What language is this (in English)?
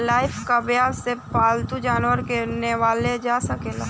Bhojpuri